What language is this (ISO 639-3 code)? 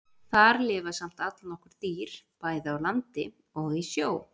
isl